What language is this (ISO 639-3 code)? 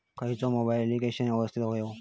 mar